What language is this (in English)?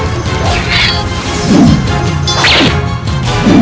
Indonesian